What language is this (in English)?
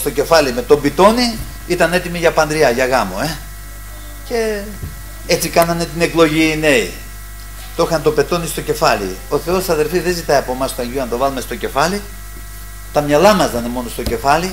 Greek